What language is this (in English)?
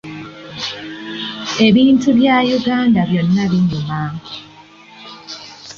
Ganda